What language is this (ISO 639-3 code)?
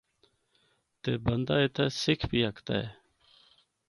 hno